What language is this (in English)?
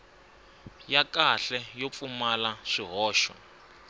Tsonga